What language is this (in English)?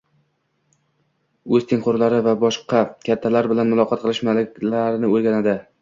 Uzbek